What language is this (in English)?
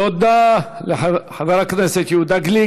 Hebrew